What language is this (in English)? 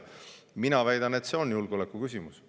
Estonian